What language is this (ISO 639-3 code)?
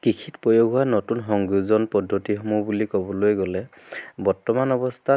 asm